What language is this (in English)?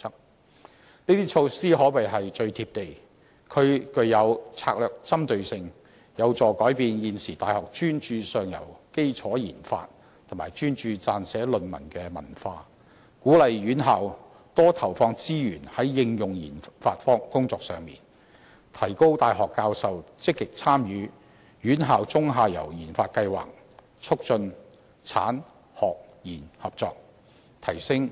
Cantonese